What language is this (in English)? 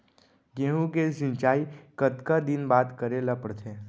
Chhattisgarhi